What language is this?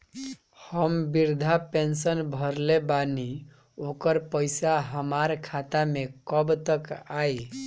Bhojpuri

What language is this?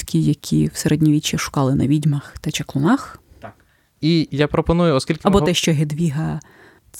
Ukrainian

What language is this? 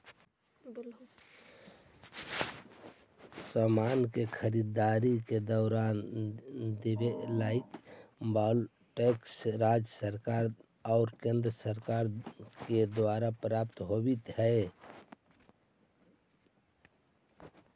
Magahi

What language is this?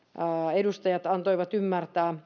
Finnish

